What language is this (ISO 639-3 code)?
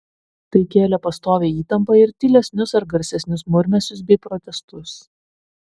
lit